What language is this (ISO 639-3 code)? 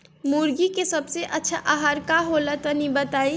bho